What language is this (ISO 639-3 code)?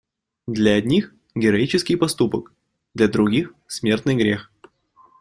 rus